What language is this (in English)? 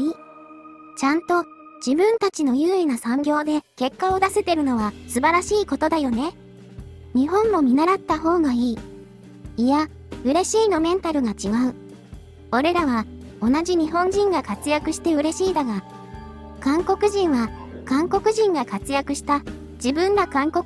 Japanese